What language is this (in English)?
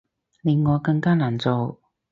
Cantonese